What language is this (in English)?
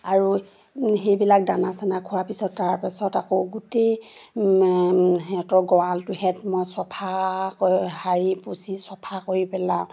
Assamese